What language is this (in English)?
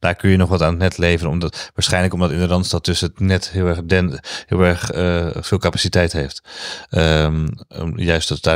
Dutch